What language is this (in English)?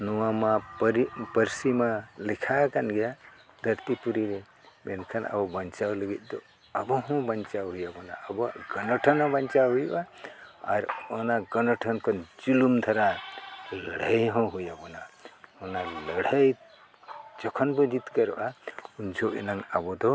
Santali